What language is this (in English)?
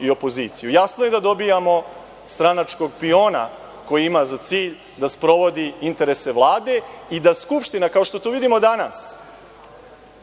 Serbian